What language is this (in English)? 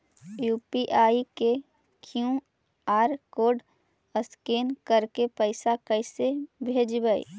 Magahi